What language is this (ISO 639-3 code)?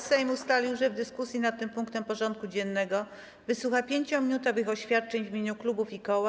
pol